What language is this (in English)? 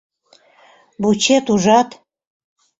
Mari